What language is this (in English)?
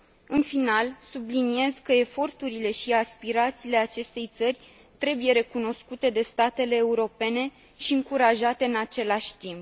Romanian